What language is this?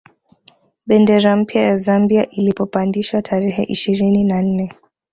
Swahili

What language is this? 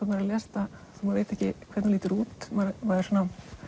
Icelandic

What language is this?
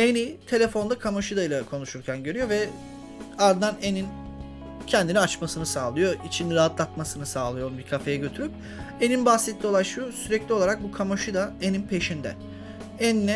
Turkish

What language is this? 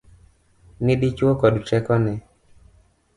Luo (Kenya and Tanzania)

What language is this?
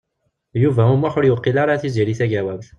Kabyle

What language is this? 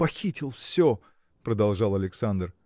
Russian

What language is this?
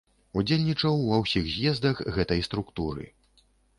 Belarusian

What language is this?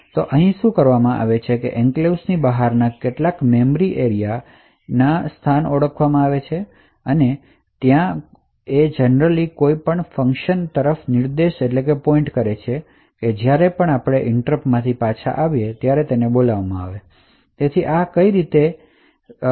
Gujarati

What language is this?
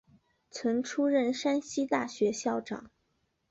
Chinese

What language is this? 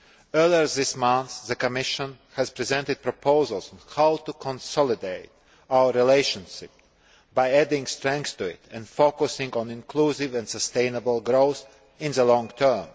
English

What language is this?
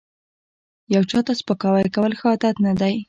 Pashto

